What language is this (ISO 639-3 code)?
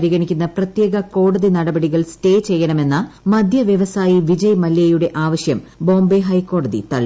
mal